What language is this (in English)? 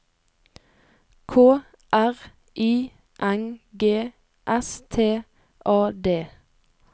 Norwegian